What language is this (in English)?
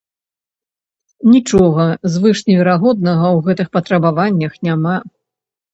Belarusian